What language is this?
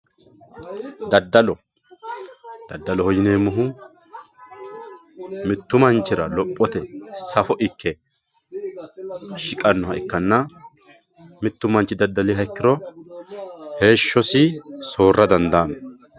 Sidamo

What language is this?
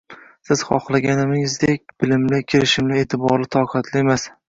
Uzbek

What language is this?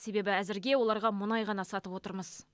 Kazakh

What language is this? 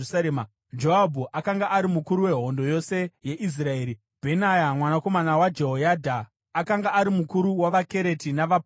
Shona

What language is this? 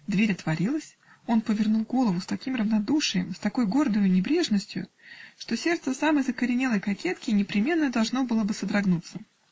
Russian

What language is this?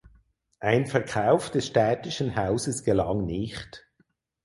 German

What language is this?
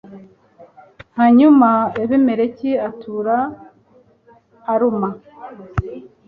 Kinyarwanda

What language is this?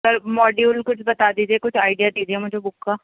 Urdu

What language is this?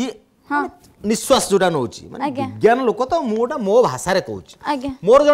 Hindi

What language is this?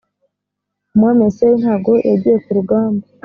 Kinyarwanda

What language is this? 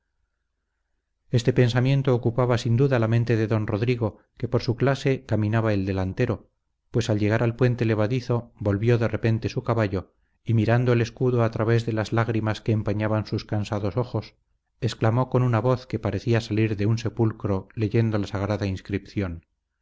Spanish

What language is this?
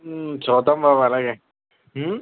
Telugu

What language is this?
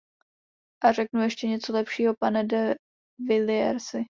Czech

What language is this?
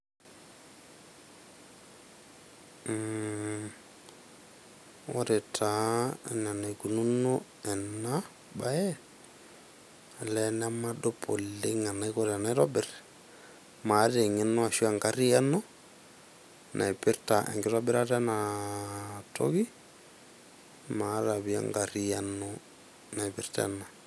Masai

